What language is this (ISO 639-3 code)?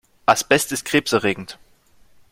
deu